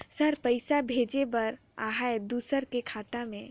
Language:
Chhattisgarhi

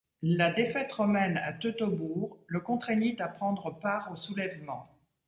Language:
French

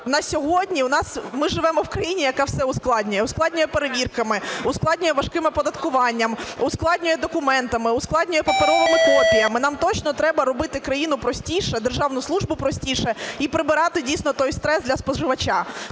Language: Ukrainian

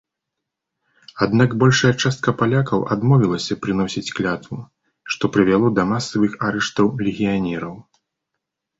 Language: Belarusian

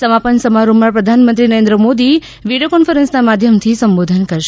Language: Gujarati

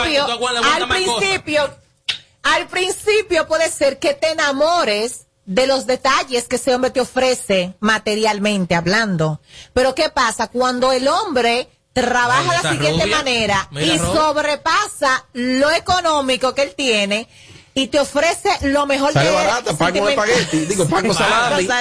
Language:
Spanish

